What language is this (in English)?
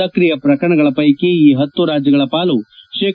Kannada